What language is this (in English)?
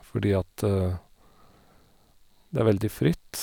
Norwegian